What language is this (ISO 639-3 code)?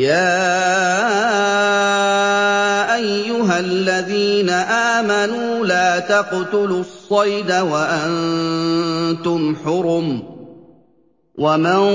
ara